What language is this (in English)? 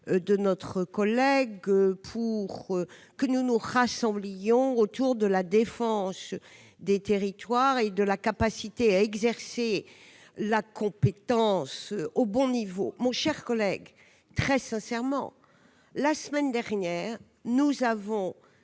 French